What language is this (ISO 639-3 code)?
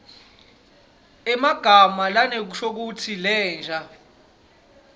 ssw